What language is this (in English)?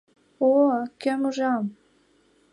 Mari